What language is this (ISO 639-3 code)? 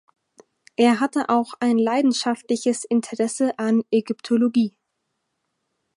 deu